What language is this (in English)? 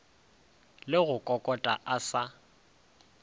Northern Sotho